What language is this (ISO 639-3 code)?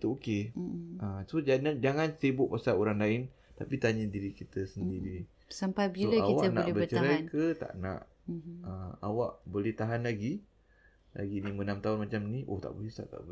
msa